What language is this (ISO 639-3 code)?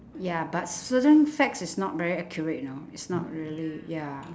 eng